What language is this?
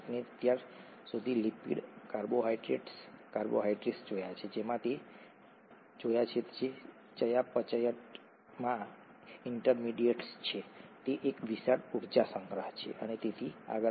Gujarati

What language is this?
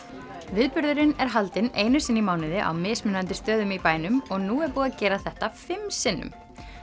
Icelandic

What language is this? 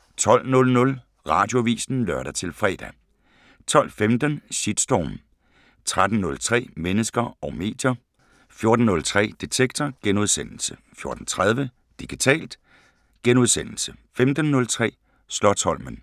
Danish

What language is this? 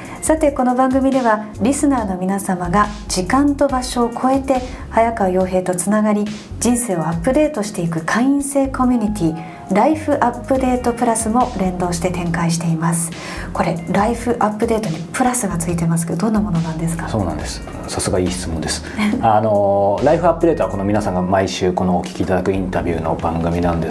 Japanese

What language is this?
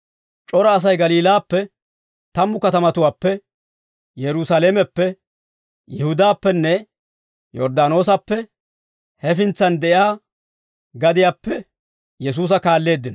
Dawro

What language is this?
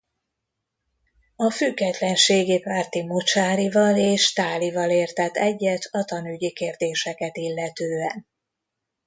Hungarian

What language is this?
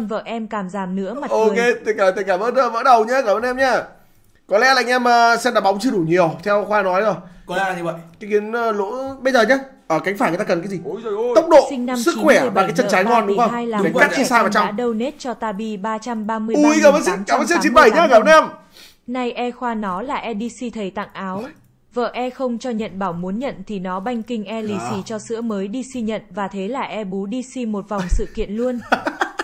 Vietnamese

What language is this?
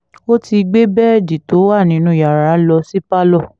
Yoruba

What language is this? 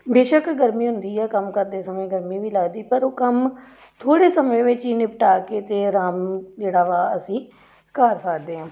Punjabi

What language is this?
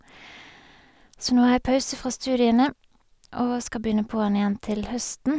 Norwegian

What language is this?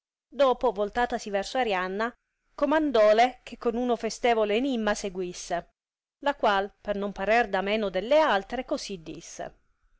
Italian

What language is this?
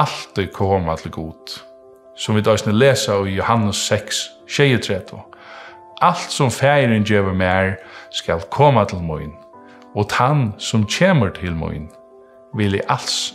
Dutch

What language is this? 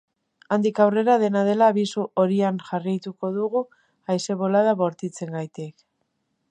Basque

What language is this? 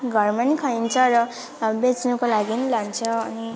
Nepali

